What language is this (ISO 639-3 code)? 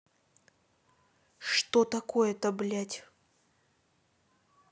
rus